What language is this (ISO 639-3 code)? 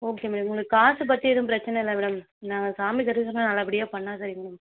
tam